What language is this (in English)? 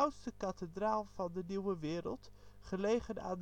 Dutch